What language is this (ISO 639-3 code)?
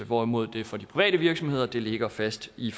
dan